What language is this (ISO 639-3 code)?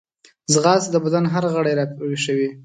pus